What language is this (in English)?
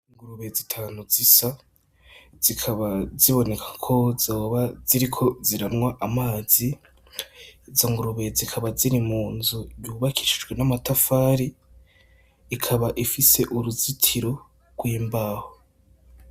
Rundi